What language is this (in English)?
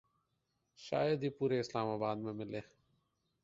Urdu